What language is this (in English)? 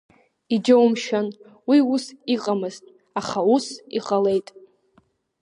Abkhazian